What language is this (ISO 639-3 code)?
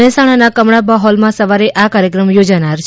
guj